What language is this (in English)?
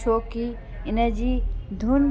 Sindhi